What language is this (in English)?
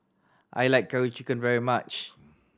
English